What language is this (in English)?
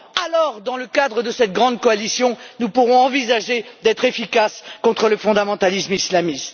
French